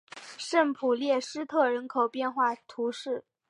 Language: Chinese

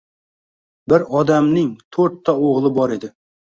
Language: Uzbek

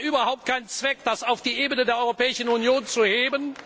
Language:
German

